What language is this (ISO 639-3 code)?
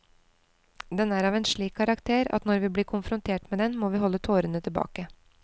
nor